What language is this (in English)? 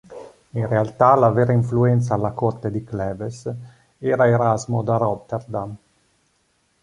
Italian